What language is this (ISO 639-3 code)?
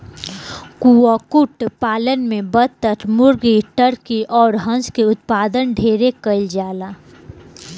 bho